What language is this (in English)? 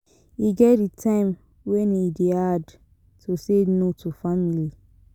Nigerian Pidgin